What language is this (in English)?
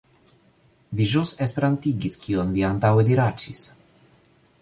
Esperanto